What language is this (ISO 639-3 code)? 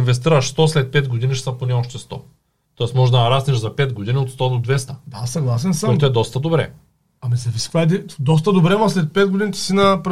bul